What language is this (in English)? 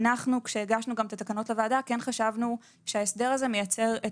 Hebrew